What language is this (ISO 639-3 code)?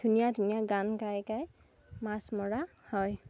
asm